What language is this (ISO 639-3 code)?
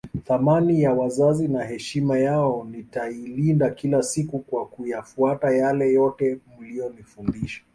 swa